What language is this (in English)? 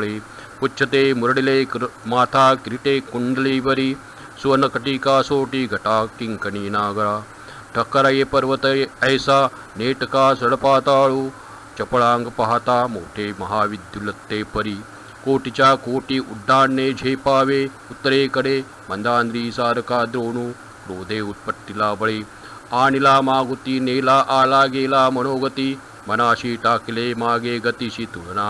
Marathi